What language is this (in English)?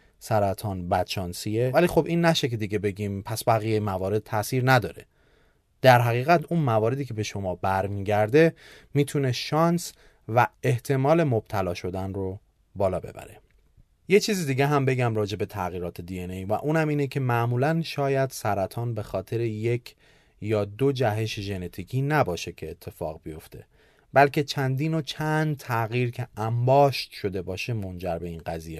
Persian